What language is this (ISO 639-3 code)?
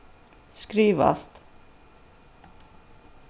fao